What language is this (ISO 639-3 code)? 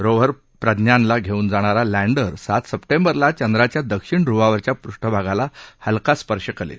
mar